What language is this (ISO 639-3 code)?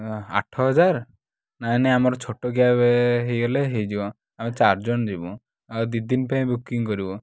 ori